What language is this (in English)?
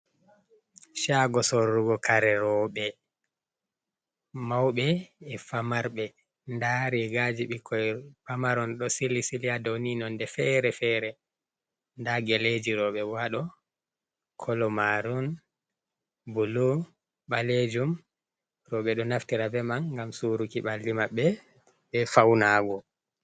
Fula